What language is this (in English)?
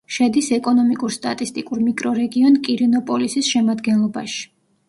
Georgian